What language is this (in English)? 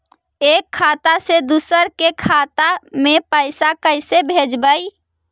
Magahi